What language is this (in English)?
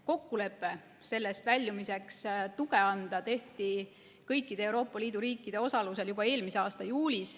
Estonian